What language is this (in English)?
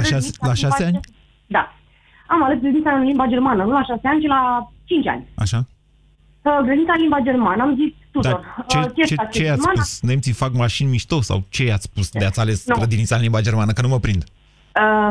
Romanian